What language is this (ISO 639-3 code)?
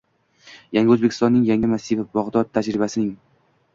uzb